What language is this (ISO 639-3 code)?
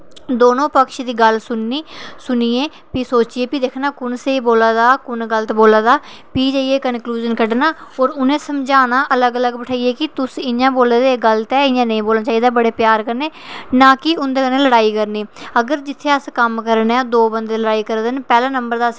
doi